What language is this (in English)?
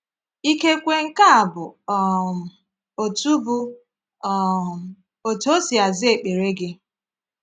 Igbo